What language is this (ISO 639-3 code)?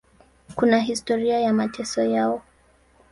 swa